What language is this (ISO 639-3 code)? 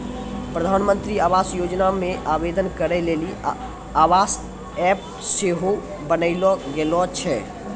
mai